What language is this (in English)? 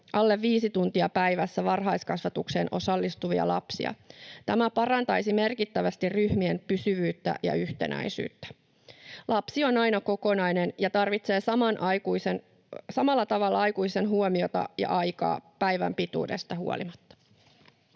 Finnish